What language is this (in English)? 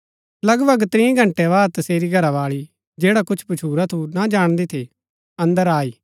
Gaddi